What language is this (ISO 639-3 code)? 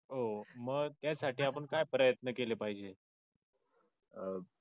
mar